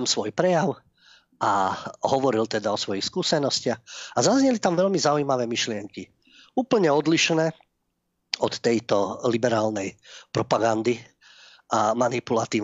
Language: Slovak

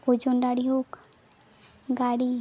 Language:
Santali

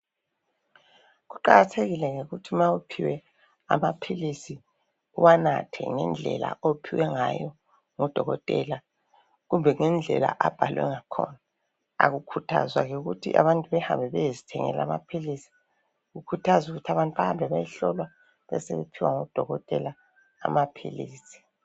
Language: North Ndebele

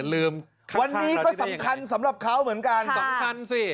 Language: Thai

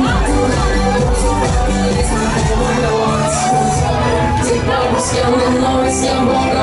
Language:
Ukrainian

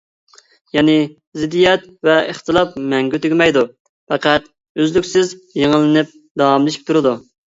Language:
Uyghur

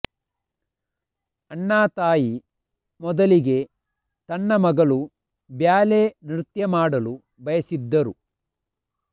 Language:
Kannada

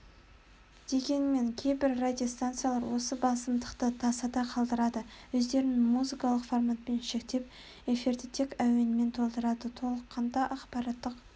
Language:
Kazakh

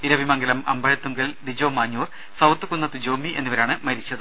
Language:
Malayalam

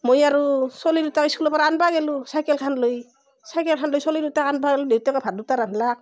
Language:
Assamese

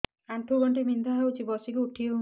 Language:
Odia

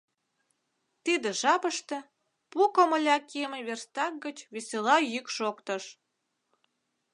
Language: Mari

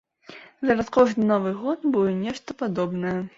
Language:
Belarusian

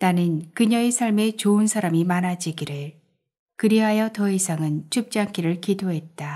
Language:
Korean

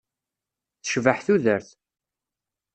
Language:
Kabyle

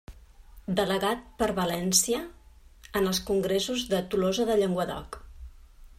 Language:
Catalan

